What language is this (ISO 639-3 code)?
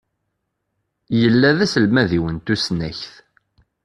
kab